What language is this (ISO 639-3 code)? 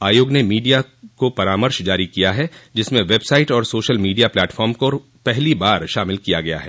hin